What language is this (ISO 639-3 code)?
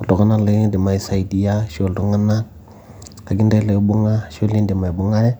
mas